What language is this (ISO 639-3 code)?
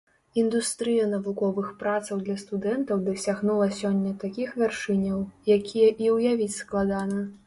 bel